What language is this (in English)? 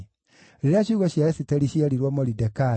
Kikuyu